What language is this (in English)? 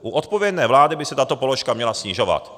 Czech